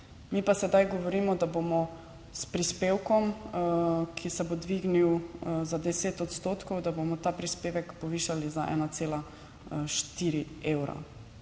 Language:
Slovenian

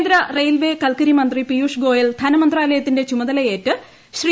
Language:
Malayalam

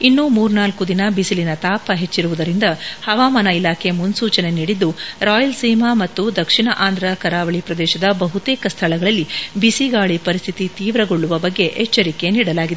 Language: Kannada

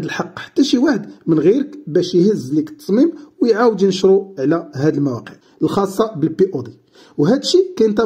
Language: Arabic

